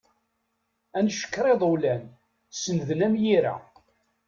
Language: Kabyle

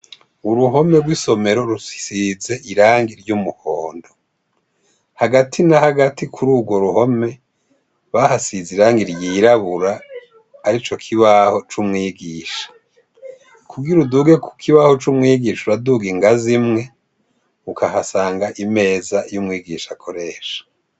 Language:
Rundi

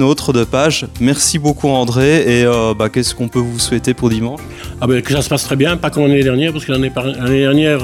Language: French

